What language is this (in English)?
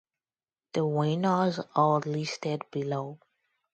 English